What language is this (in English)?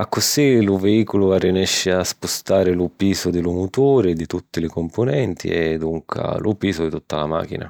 Sicilian